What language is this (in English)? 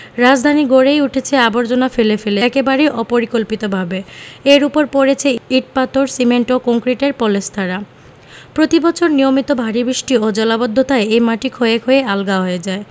Bangla